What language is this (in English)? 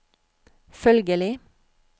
Norwegian